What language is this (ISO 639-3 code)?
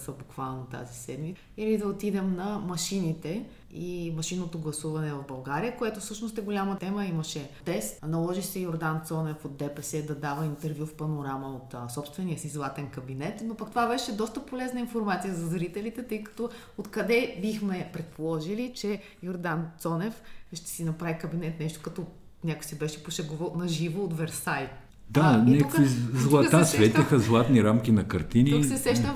bul